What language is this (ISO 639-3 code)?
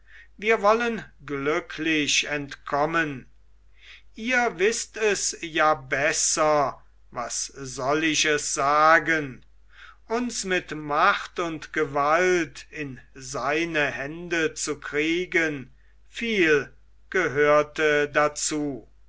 deu